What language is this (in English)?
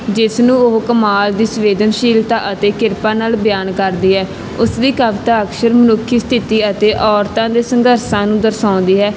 Punjabi